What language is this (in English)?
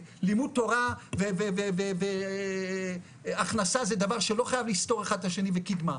Hebrew